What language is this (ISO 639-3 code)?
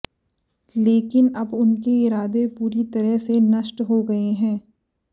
hin